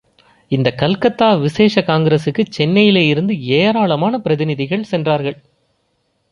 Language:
Tamil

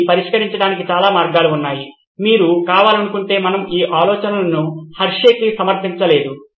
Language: Telugu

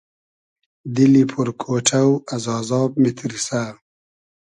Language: Hazaragi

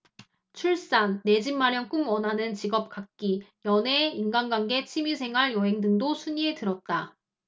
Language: Korean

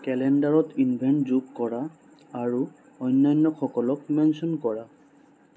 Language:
Assamese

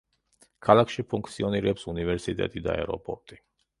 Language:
Georgian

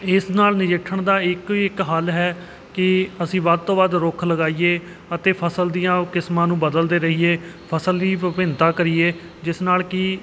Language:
Punjabi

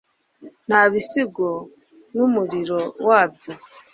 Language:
Kinyarwanda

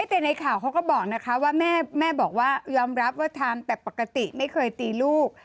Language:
Thai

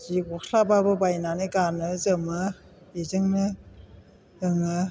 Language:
Bodo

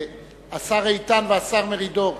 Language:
Hebrew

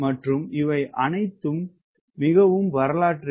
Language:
Tamil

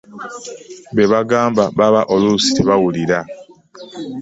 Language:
Ganda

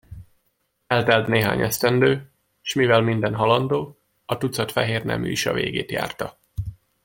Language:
Hungarian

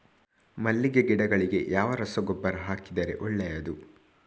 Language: Kannada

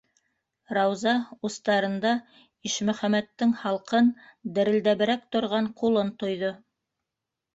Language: Bashkir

